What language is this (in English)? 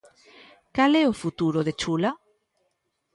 Galician